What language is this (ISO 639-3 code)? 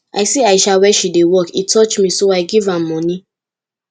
pcm